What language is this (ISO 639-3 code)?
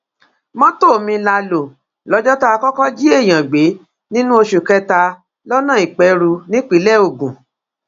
yor